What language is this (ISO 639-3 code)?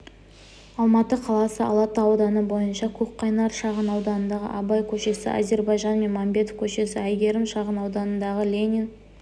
kaz